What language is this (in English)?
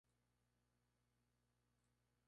Spanish